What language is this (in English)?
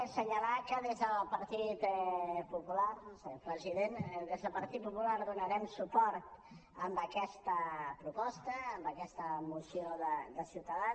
Catalan